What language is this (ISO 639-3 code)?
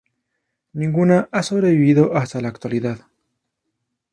spa